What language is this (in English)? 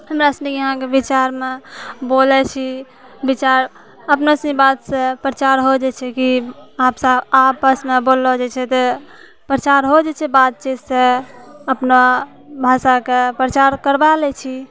Maithili